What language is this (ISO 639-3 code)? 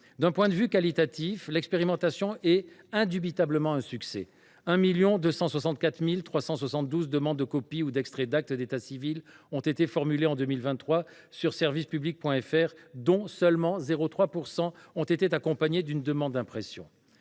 fra